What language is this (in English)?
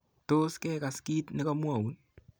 Kalenjin